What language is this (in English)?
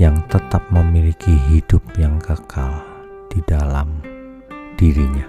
Indonesian